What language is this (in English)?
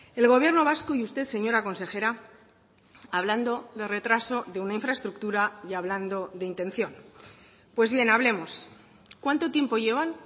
Spanish